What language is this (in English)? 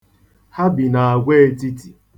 Igbo